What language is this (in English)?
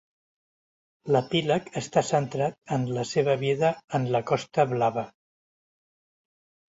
Catalan